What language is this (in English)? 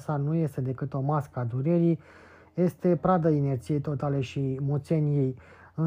Romanian